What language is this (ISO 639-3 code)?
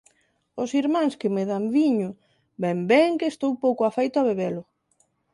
glg